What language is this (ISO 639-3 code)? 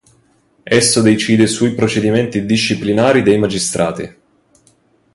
ita